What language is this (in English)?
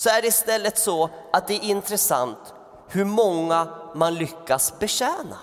Swedish